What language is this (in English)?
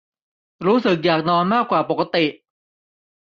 Thai